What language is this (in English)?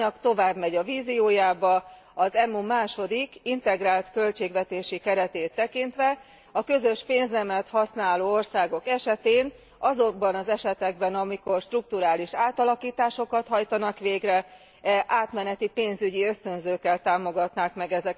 Hungarian